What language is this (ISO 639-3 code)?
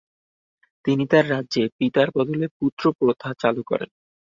ben